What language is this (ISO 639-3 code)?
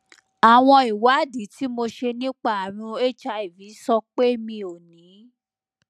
yor